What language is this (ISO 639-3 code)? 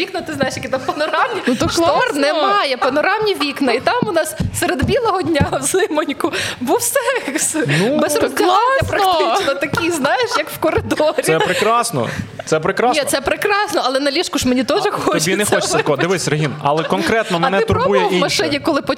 ukr